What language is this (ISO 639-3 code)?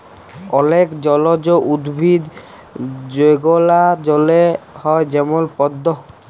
ben